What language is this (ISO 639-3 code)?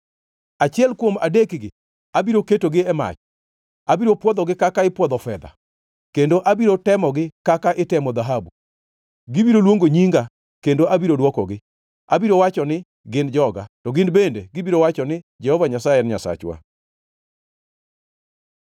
luo